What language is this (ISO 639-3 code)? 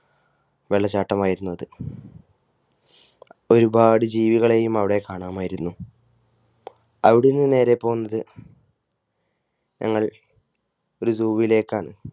mal